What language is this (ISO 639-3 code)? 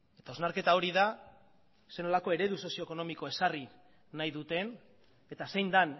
eus